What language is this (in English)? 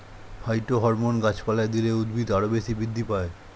Bangla